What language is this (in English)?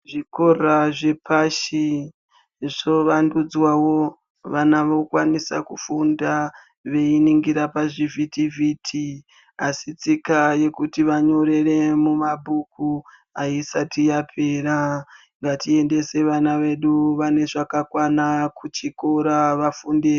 Ndau